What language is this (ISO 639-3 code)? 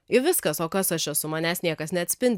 lit